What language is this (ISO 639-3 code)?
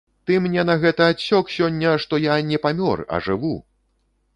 bel